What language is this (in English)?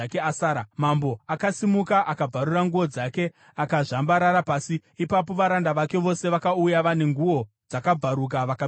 Shona